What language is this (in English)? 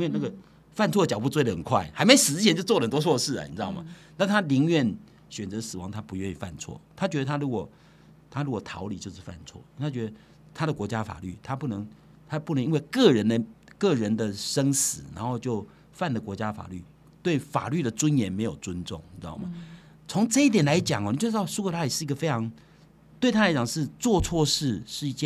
Chinese